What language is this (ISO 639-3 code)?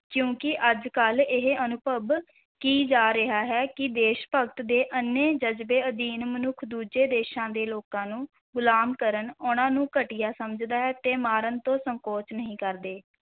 pan